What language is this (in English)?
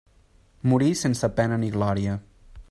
Catalan